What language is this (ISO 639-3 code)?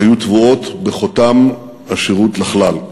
heb